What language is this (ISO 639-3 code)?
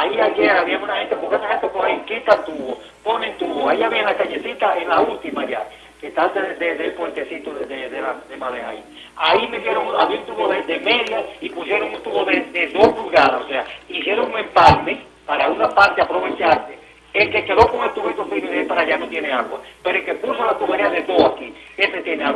spa